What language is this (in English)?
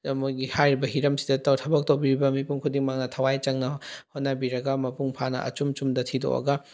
Manipuri